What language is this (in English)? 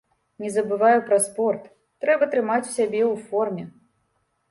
Belarusian